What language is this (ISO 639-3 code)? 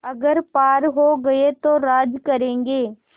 hin